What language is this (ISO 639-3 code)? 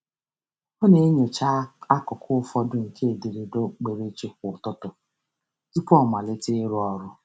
ibo